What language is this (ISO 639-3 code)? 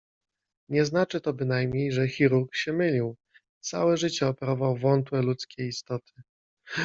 pol